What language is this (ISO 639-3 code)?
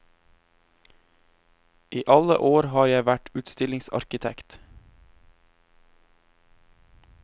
nor